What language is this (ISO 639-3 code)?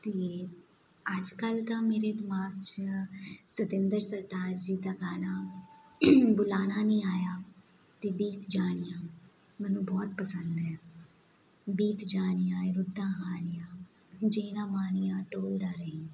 pan